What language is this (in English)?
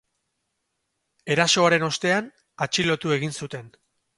Basque